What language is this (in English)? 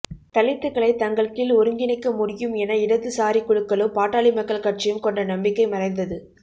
Tamil